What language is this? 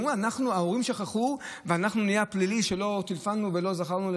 Hebrew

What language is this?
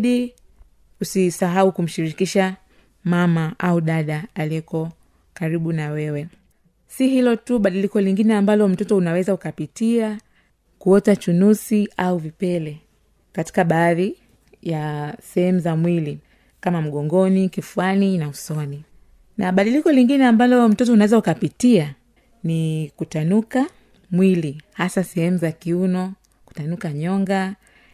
Swahili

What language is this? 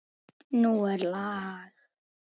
Icelandic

